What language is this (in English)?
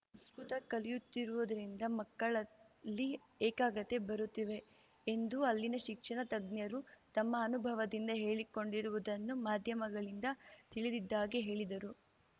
Kannada